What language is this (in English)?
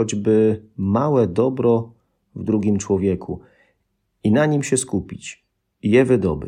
Polish